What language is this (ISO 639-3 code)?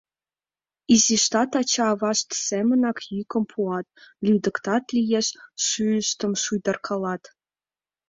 chm